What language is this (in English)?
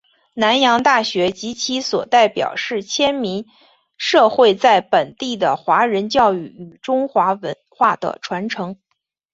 Chinese